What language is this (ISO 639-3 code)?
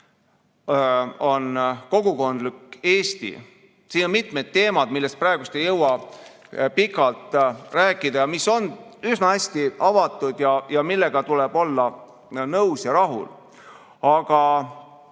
est